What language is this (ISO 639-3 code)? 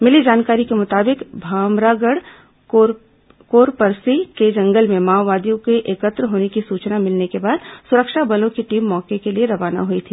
hin